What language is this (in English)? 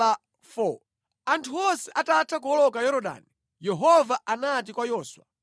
Nyanja